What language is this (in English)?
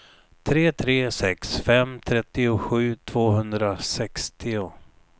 Swedish